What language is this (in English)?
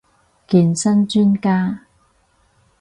Cantonese